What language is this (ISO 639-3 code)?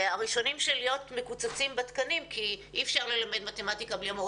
heb